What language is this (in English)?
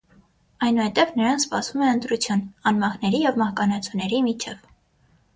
Armenian